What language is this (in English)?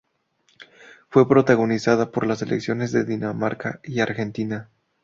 Spanish